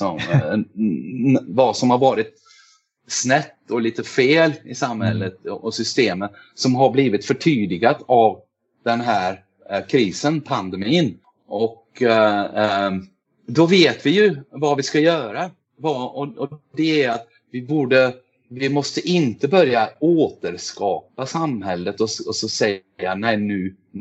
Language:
Swedish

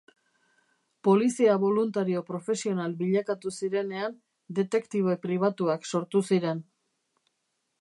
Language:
Basque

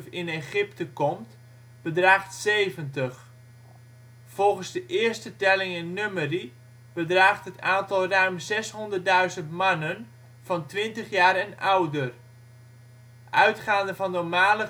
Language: Dutch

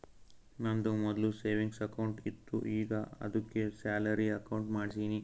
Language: Kannada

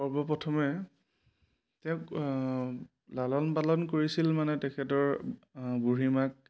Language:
Assamese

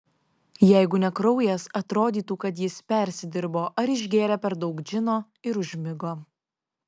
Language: Lithuanian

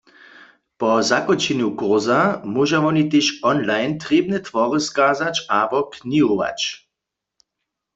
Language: Upper Sorbian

